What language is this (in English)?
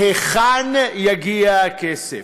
Hebrew